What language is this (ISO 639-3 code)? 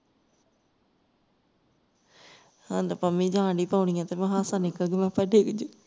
pan